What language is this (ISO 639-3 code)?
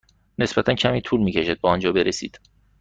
fas